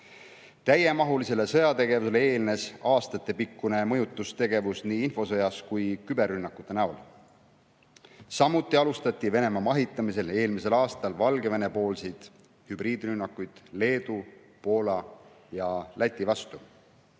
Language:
Estonian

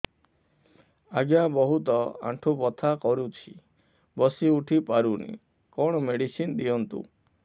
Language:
Odia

